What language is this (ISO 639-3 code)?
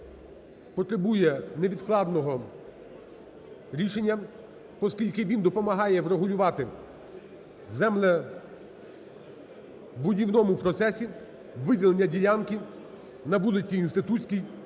ukr